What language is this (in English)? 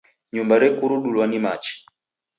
Taita